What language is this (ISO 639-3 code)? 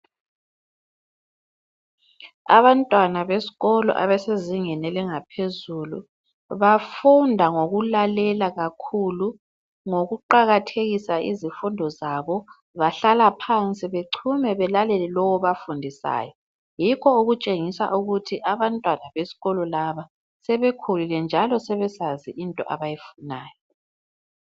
nde